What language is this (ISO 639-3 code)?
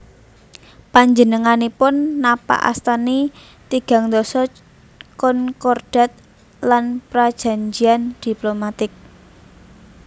jav